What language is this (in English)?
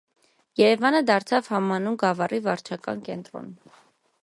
Armenian